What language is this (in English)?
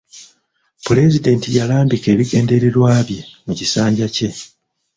Ganda